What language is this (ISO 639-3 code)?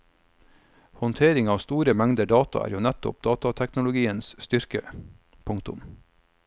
nor